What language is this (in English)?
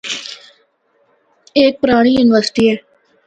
Northern Hindko